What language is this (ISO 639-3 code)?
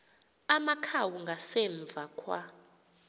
xho